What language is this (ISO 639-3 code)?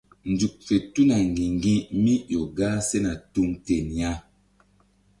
mdd